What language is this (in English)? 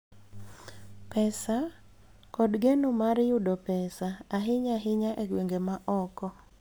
Luo (Kenya and Tanzania)